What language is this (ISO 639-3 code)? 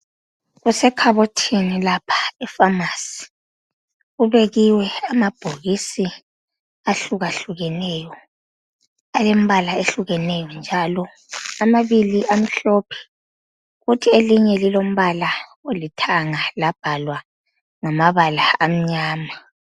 nde